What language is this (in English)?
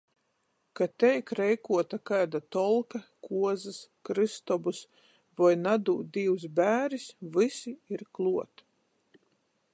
Latgalian